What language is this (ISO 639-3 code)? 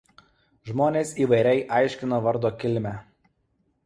lit